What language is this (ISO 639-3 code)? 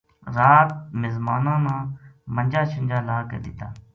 gju